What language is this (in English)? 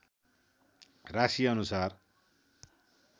Nepali